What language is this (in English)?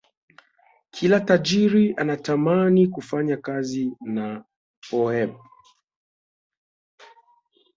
Swahili